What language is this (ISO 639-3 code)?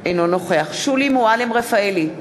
heb